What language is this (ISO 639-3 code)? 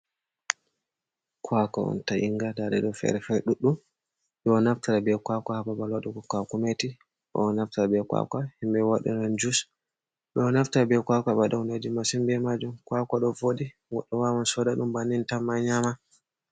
ful